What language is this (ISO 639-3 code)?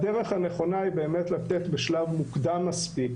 heb